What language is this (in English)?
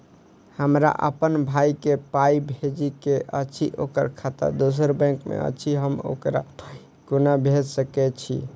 Maithili